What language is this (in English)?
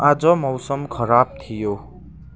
Nepali